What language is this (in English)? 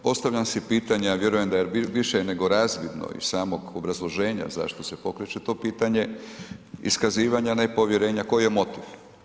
Croatian